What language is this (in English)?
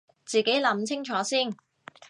Cantonese